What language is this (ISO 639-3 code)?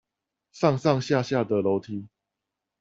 zho